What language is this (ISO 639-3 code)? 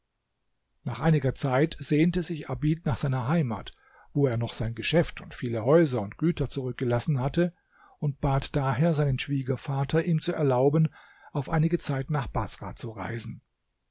deu